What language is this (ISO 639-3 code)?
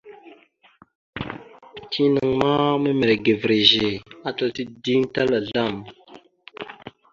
mxu